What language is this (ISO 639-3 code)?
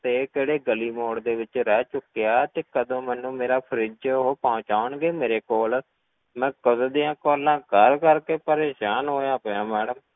pan